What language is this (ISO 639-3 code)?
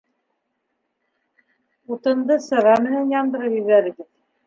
bak